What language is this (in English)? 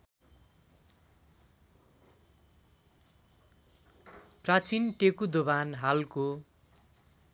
Nepali